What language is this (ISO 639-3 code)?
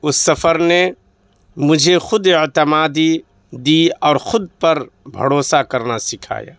urd